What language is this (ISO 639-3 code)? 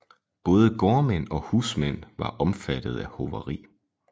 dan